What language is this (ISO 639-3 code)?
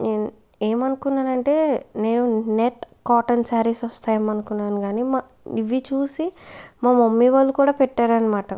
tel